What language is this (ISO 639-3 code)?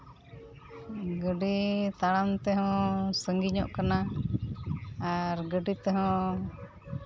sat